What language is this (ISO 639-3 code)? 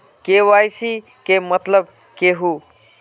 mag